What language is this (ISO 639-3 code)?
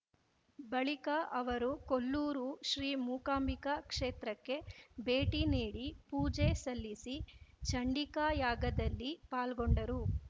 kan